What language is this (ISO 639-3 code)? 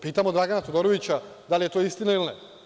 srp